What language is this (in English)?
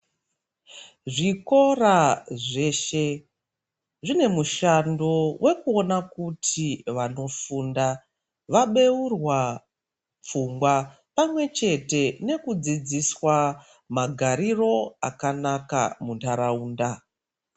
Ndau